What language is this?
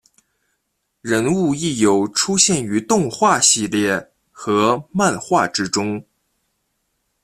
Chinese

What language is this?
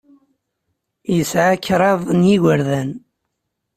Kabyle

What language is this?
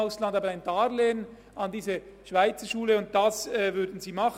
Swiss German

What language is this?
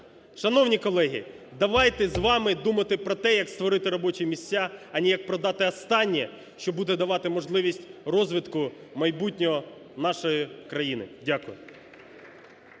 Ukrainian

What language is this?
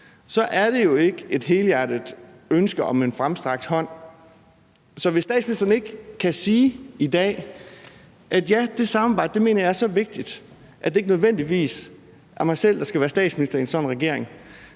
Danish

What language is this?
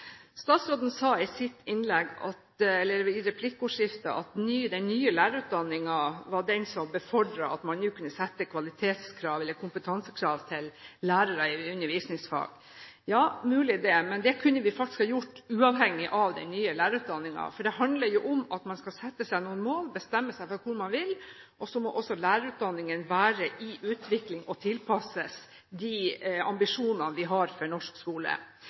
Norwegian Bokmål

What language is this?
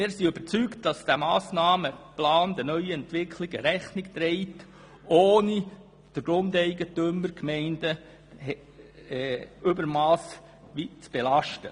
Swiss German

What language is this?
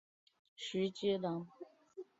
Chinese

